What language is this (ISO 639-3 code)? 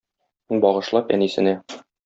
tat